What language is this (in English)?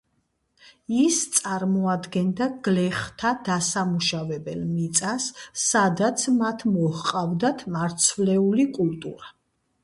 Georgian